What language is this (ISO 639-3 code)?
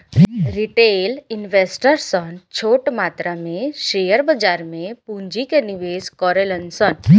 bho